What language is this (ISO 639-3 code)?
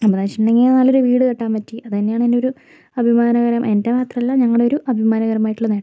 mal